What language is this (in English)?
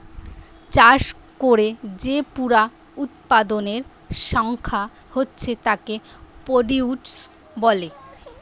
Bangla